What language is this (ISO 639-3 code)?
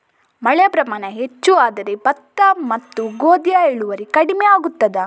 kan